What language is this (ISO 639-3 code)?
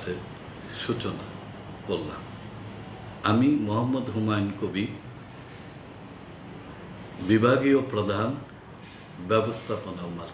hin